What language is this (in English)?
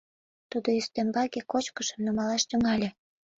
Mari